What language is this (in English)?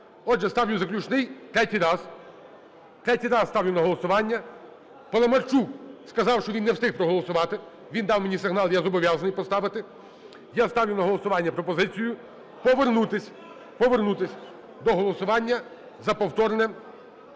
Ukrainian